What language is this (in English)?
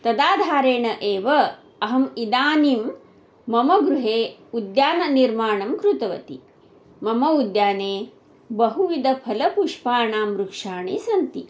Sanskrit